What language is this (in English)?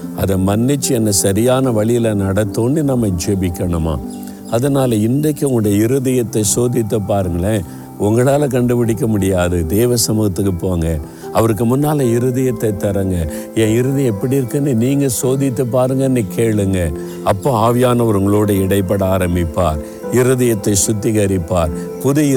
Tamil